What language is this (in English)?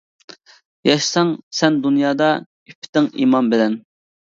Uyghur